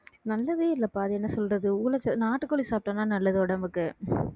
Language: Tamil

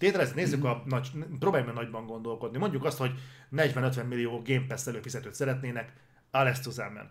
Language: Hungarian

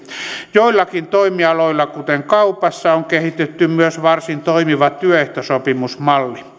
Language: Finnish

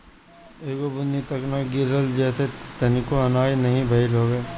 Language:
Bhojpuri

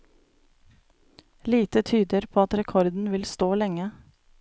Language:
Norwegian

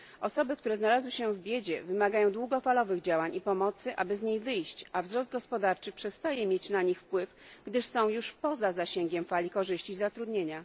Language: Polish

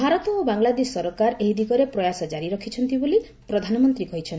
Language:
Odia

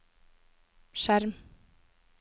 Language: Norwegian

